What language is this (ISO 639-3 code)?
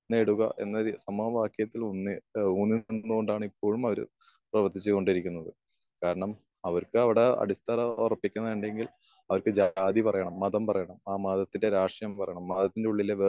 mal